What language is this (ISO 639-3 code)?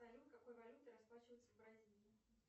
rus